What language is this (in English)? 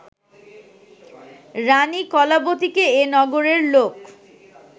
Bangla